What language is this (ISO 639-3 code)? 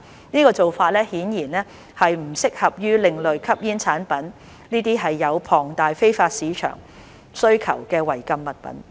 yue